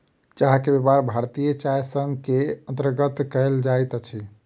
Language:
Maithili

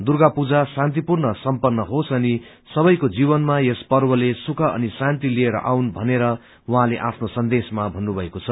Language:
Nepali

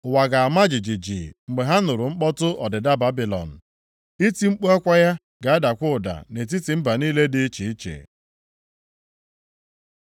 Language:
Igbo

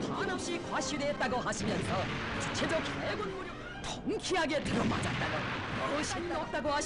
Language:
Korean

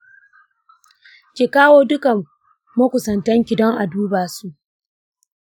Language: Hausa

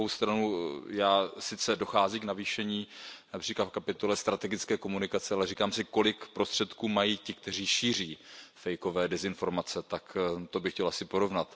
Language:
Czech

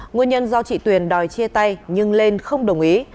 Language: Vietnamese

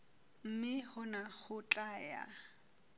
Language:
Southern Sotho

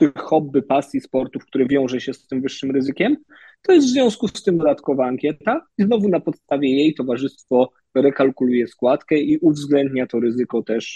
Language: Polish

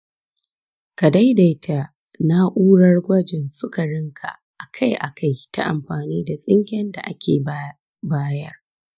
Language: Hausa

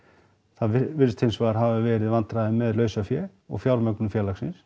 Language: Icelandic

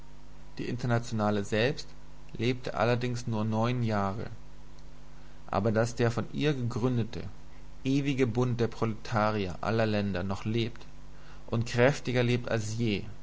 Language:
German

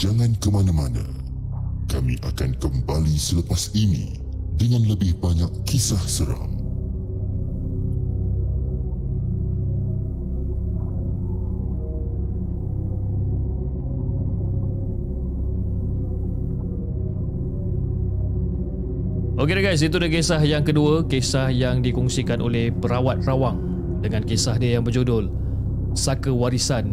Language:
Malay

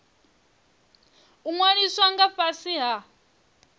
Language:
Venda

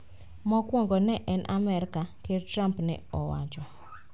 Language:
Luo (Kenya and Tanzania)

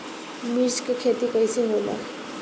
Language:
Bhojpuri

